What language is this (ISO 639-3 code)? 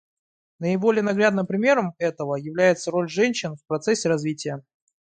rus